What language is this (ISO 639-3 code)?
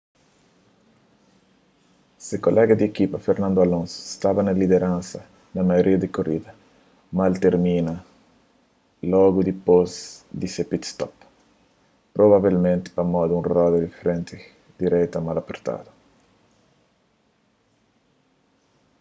kea